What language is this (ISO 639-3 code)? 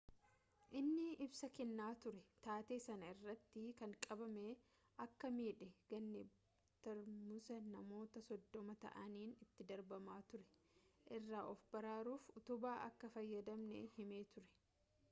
orm